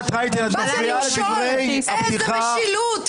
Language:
Hebrew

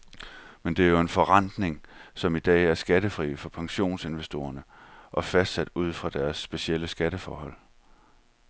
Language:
Danish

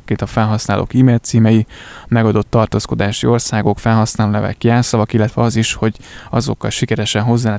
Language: Hungarian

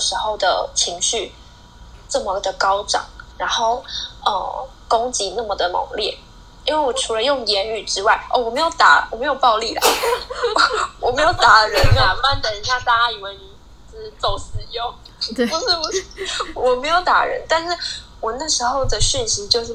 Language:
Chinese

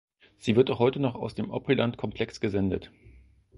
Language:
German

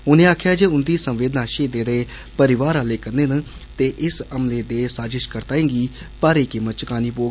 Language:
Dogri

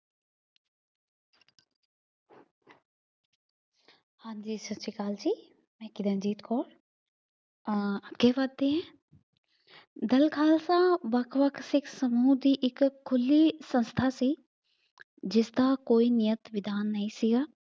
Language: Punjabi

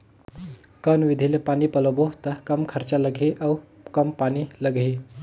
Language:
Chhattisgarhi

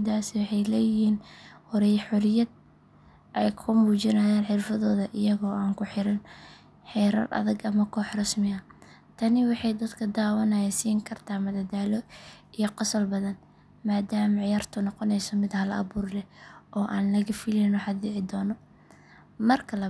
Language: Somali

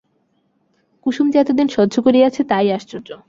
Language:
Bangla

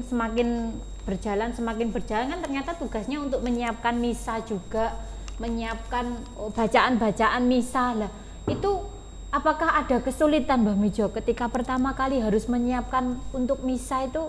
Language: Indonesian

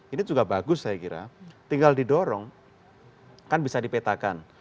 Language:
Indonesian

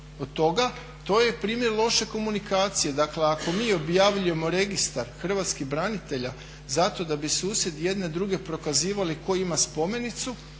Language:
Croatian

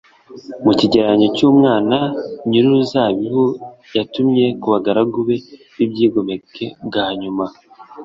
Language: Kinyarwanda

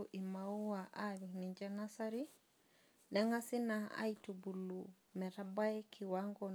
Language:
Masai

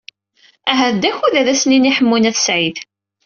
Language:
Kabyle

